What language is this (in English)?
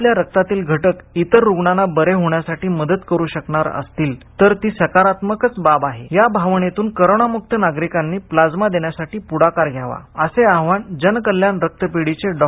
Marathi